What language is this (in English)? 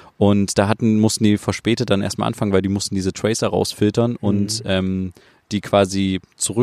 German